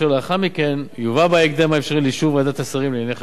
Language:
Hebrew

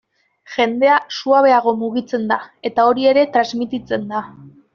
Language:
Basque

